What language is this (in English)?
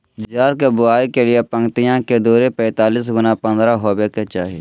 Magahi